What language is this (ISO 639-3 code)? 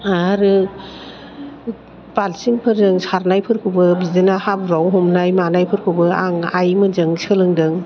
brx